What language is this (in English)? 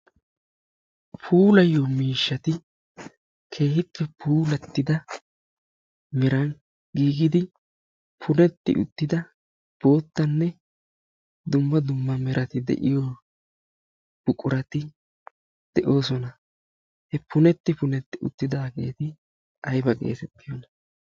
Wolaytta